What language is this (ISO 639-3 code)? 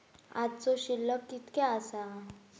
mar